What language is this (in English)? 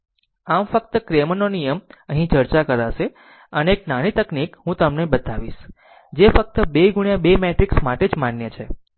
Gujarati